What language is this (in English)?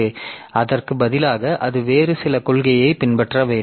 Tamil